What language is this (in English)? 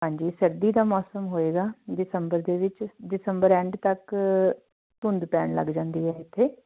Punjabi